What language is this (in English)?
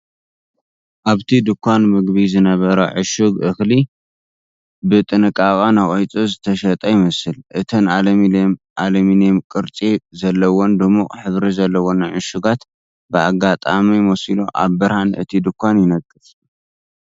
Tigrinya